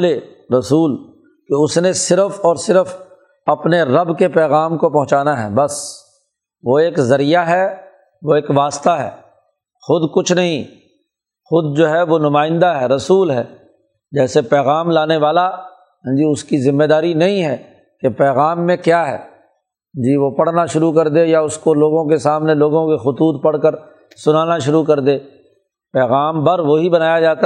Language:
Urdu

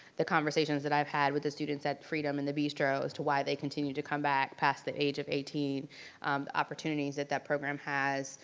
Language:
English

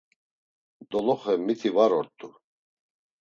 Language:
Laz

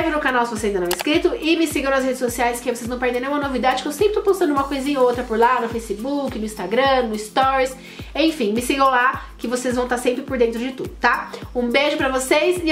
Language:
Portuguese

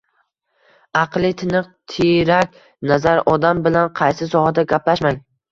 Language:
Uzbek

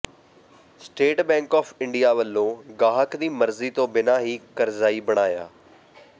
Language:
Punjabi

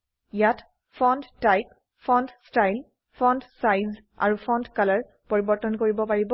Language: Assamese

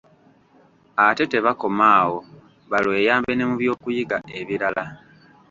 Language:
Ganda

